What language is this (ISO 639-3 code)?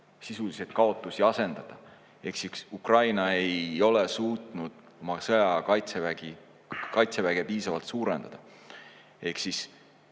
est